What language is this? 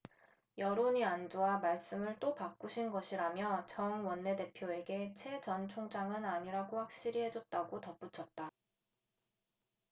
Korean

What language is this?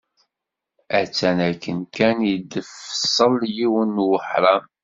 Kabyle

